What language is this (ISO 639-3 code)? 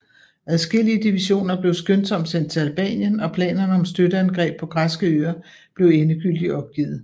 dan